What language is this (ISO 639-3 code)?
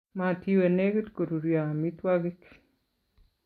kln